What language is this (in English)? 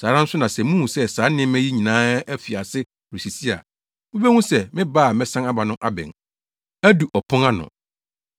Akan